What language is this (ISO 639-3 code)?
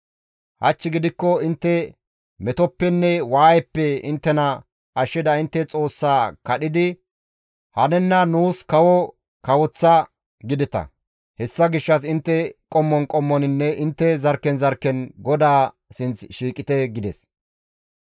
gmv